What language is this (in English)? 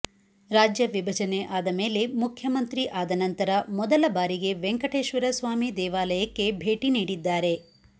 Kannada